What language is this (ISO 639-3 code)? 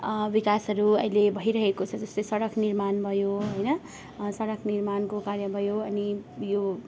nep